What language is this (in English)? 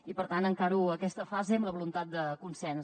Catalan